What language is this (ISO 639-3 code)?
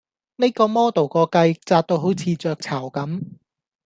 yue